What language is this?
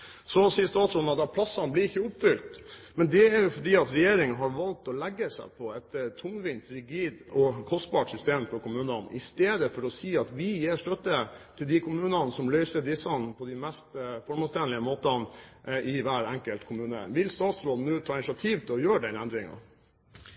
Norwegian Bokmål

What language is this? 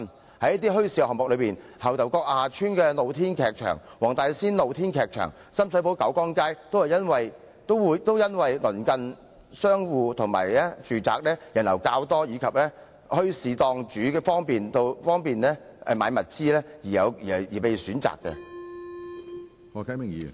Cantonese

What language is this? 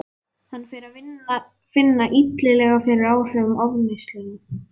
Icelandic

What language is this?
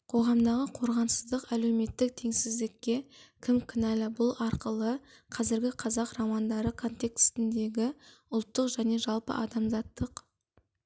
Kazakh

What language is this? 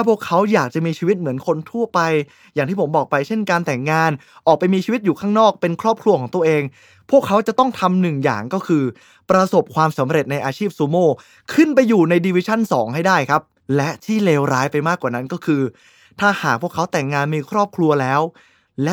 Thai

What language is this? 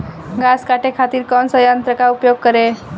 Bhojpuri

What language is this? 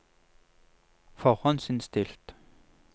Norwegian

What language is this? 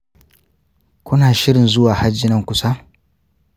Hausa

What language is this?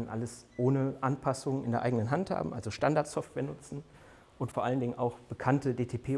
German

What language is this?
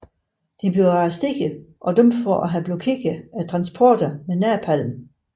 Danish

